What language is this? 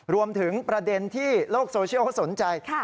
Thai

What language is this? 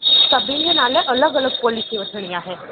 Sindhi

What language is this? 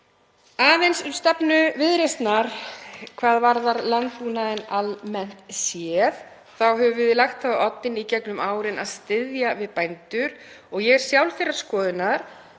Icelandic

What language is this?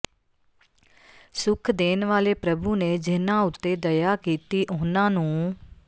Punjabi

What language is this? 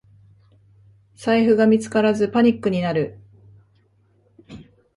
Japanese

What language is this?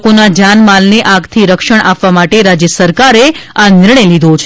Gujarati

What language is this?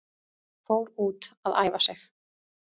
Icelandic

